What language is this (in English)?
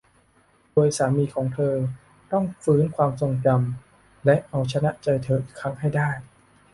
Thai